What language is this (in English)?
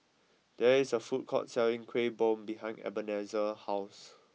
English